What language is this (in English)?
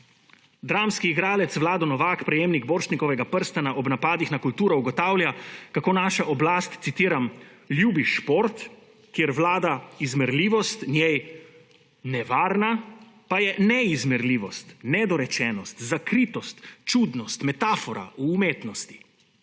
Slovenian